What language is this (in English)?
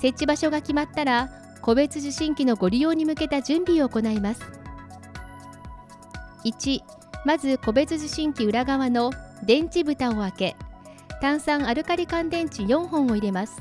Japanese